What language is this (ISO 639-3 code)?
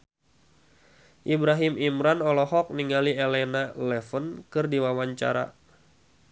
sun